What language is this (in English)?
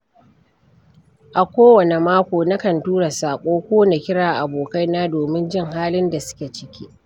Hausa